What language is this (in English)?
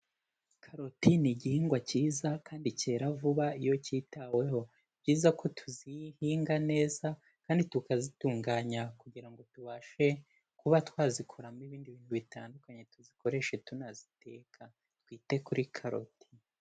Kinyarwanda